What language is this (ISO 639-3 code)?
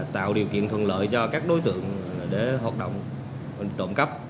vie